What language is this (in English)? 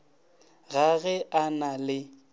Northern Sotho